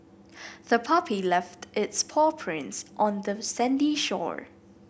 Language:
English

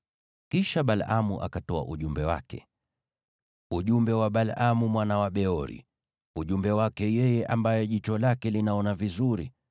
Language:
Swahili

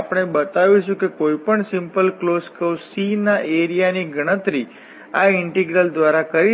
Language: Gujarati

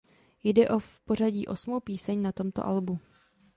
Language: Czech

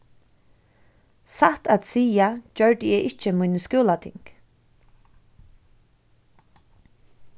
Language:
Faroese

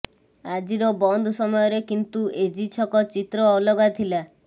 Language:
Odia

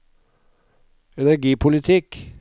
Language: Norwegian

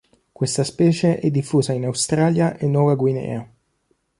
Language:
Italian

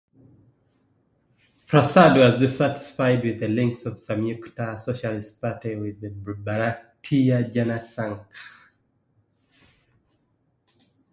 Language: English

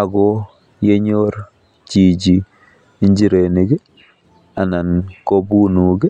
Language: Kalenjin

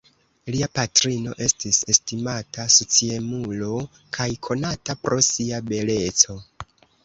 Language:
Esperanto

